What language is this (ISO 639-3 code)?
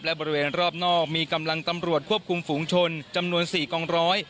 tha